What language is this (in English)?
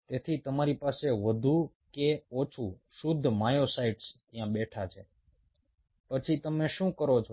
Gujarati